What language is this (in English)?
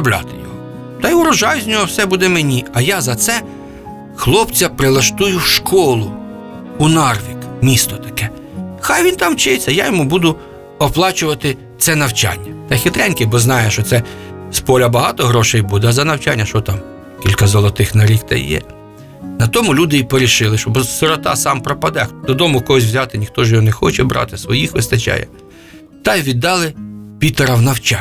Ukrainian